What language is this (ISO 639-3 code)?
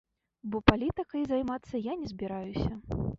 bel